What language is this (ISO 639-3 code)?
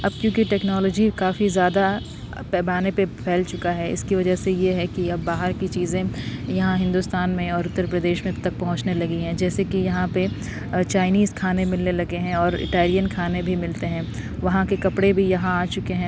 urd